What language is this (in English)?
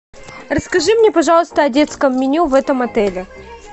Russian